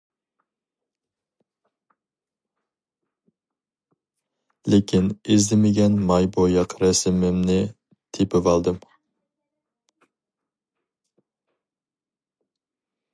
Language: Uyghur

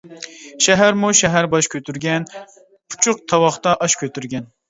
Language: Uyghur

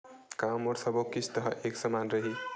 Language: Chhattisgarhi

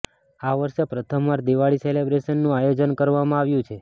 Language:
Gujarati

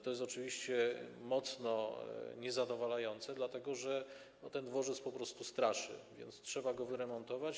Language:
Polish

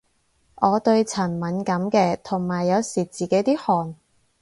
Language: Cantonese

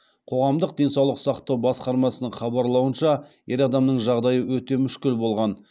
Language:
Kazakh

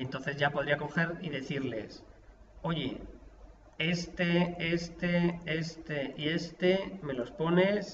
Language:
Spanish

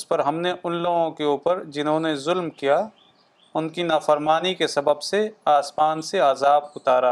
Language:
Urdu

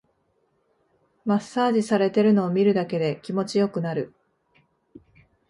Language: Japanese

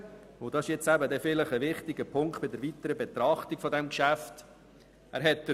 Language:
Swiss German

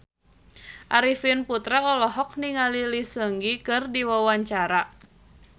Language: Sundanese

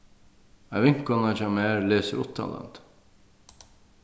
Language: Faroese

